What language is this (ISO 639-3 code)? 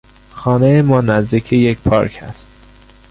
fas